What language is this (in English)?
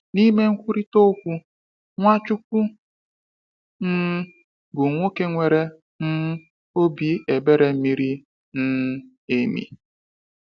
Igbo